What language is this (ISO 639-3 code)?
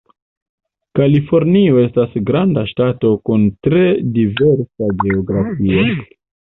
epo